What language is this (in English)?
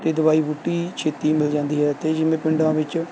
Punjabi